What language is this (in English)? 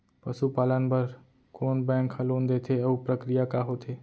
Chhattisgarhi